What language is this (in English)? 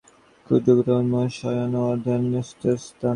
Bangla